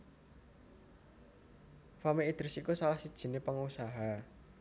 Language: Javanese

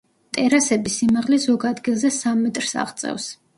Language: Georgian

